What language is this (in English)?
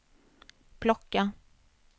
Swedish